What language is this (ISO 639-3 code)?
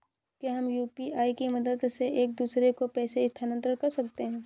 hin